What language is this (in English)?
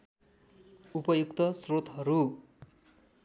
Nepali